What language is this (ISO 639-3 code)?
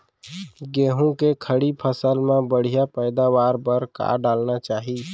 hne